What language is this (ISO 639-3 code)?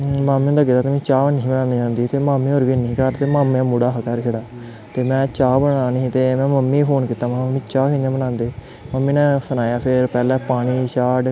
doi